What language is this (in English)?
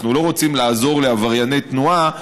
Hebrew